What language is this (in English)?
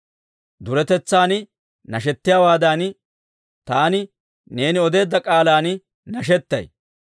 Dawro